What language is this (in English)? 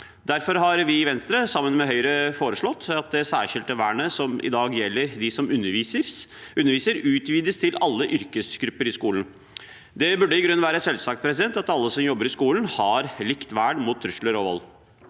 Norwegian